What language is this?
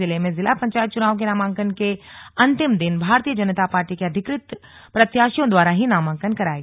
Hindi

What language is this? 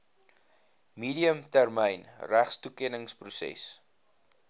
Afrikaans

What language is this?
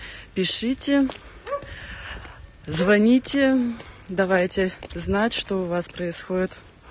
Russian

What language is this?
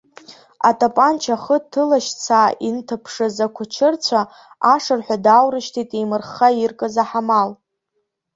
Abkhazian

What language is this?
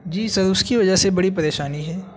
Urdu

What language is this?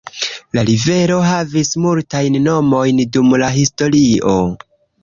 Esperanto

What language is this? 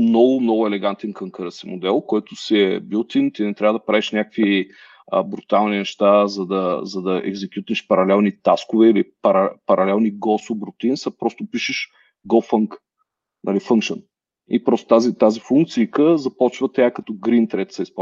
Bulgarian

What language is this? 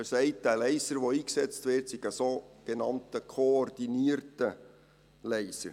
Swiss German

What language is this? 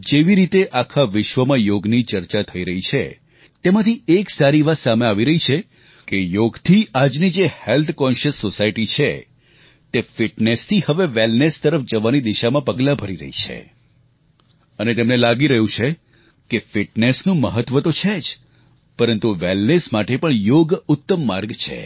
Gujarati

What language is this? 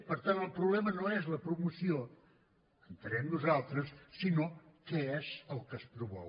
Catalan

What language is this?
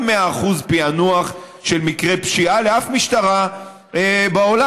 Hebrew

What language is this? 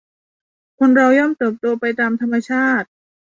Thai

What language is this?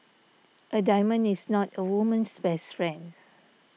English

